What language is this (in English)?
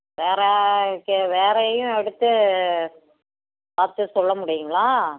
Tamil